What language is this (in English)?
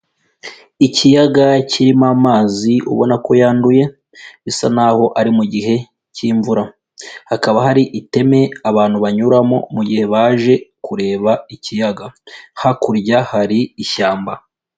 Kinyarwanda